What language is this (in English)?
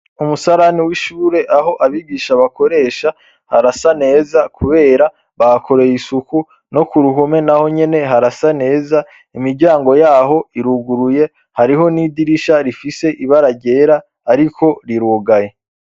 Rundi